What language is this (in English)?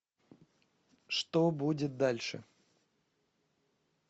Russian